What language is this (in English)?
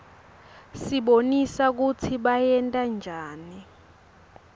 Swati